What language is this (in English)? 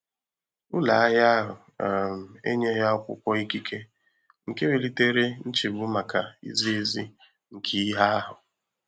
Igbo